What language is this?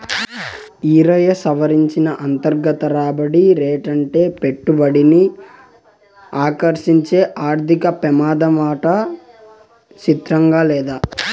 Telugu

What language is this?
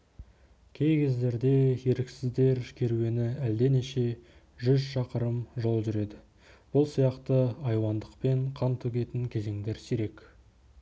Kazakh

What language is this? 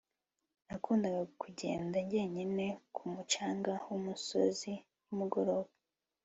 Kinyarwanda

